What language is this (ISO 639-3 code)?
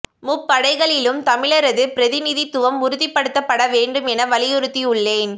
tam